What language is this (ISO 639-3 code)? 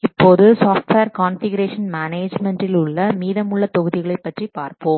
tam